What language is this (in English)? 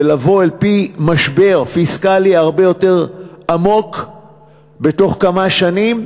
Hebrew